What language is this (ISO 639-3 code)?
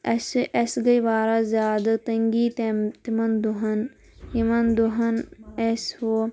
kas